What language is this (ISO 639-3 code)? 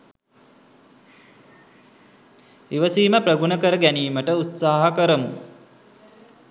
sin